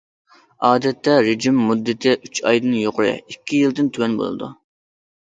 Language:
Uyghur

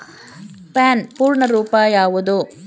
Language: Kannada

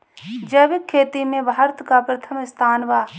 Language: Bhojpuri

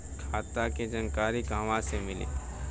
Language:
Bhojpuri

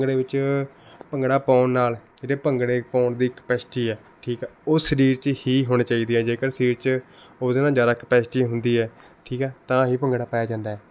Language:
Punjabi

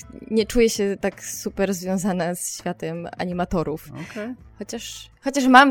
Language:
Polish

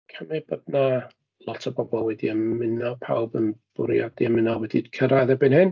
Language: Welsh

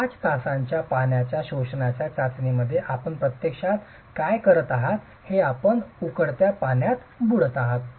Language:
Marathi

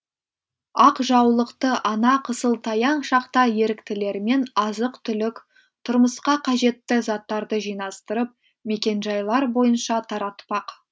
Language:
Kazakh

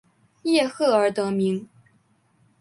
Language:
Chinese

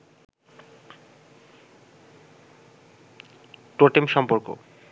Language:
Bangla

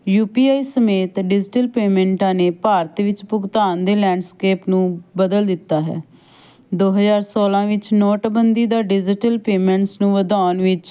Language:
Punjabi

